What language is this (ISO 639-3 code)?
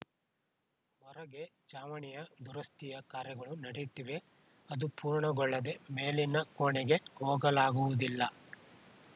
kan